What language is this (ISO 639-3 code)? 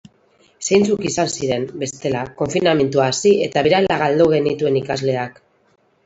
eus